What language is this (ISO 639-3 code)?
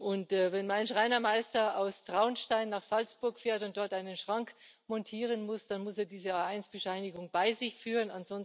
deu